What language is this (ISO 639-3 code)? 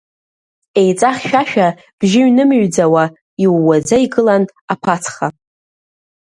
abk